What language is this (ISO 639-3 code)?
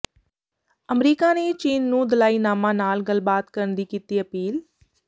pan